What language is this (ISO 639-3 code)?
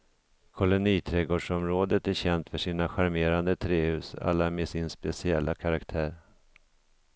swe